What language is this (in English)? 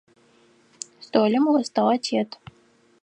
Adyghe